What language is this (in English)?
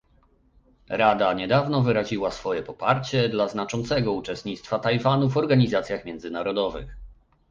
Polish